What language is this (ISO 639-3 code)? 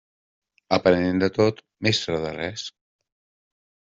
cat